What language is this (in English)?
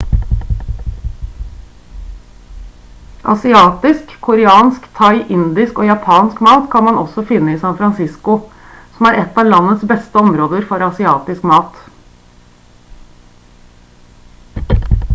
Norwegian Bokmål